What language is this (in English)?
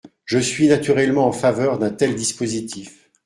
French